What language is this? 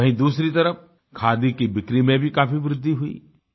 Hindi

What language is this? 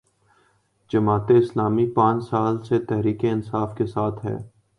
Urdu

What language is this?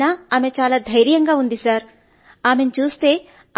Telugu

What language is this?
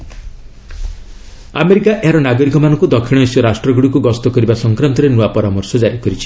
Odia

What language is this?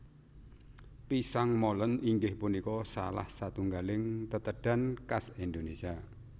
Javanese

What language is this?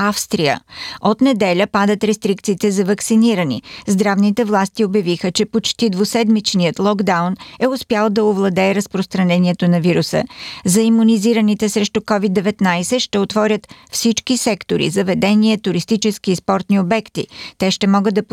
Bulgarian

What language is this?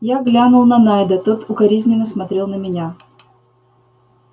Russian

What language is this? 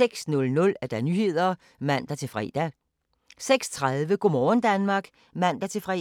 Danish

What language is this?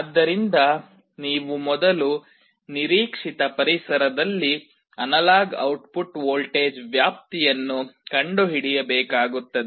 Kannada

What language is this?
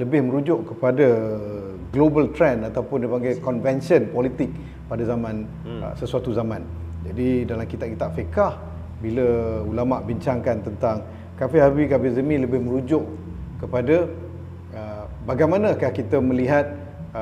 Malay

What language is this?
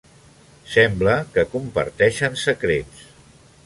Catalan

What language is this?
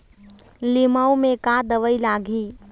Chhattisgarhi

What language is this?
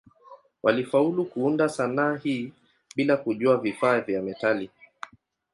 Swahili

